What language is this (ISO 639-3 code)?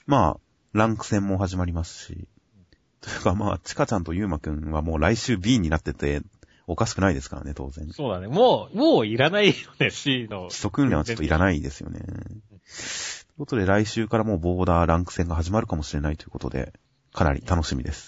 jpn